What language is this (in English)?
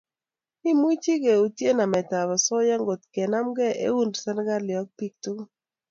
Kalenjin